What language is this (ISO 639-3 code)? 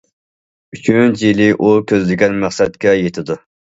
uig